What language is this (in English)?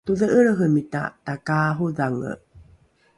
Rukai